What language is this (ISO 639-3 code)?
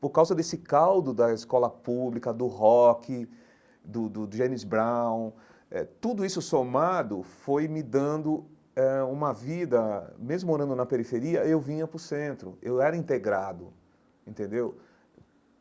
por